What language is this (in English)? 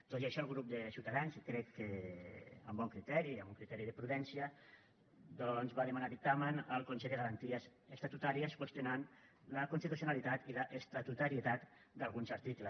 Catalan